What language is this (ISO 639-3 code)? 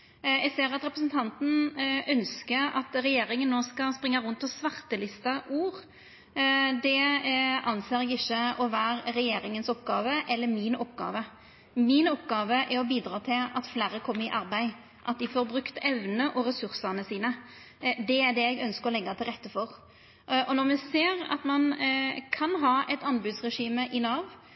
nno